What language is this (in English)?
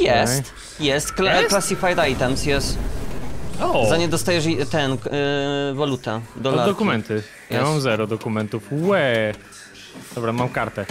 Polish